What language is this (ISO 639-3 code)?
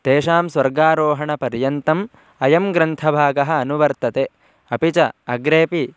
san